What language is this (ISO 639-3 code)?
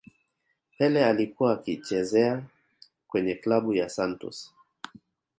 swa